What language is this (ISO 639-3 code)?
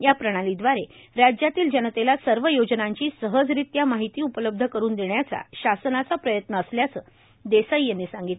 mar